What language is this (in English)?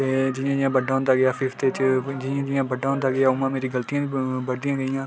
Dogri